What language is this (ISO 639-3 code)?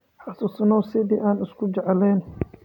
som